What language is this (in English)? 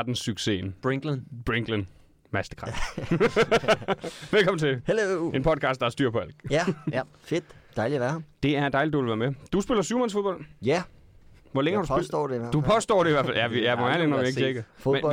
Danish